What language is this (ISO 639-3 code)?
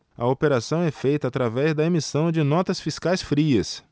por